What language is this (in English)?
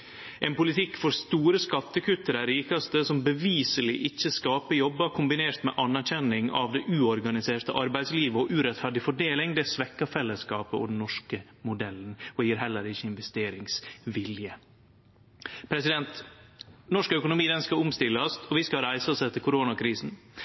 Norwegian Nynorsk